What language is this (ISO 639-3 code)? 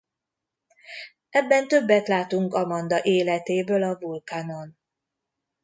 hun